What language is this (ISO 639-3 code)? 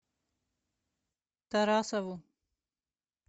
rus